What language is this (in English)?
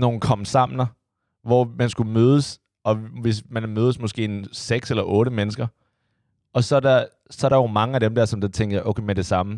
Danish